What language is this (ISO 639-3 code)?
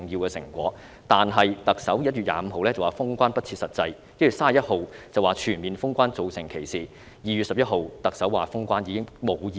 yue